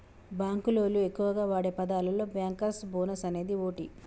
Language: Telugu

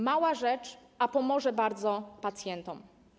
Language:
Polish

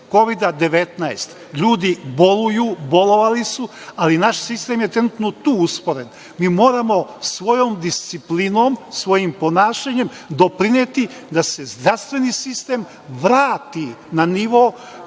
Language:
Serbian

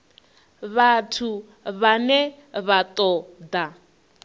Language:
Venda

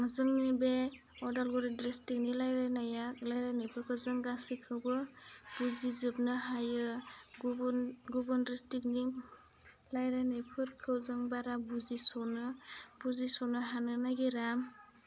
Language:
Bodo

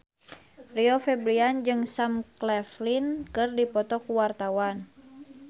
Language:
Sundanese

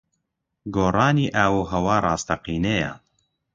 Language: Central Kurdish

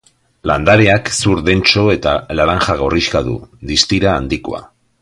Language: Basque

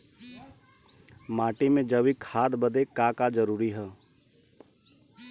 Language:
Bhojpuri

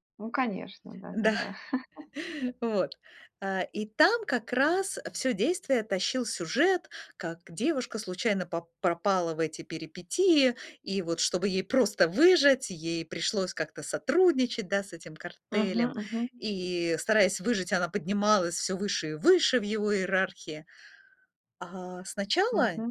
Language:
Russian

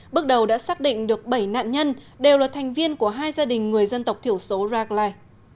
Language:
Vietnamese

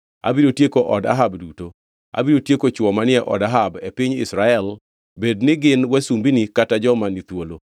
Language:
Luo (Kenya and Tanzania)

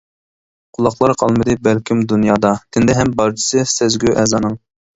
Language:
Uyghur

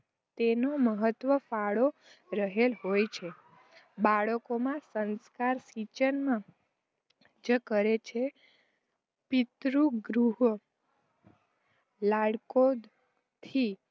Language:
Gujarati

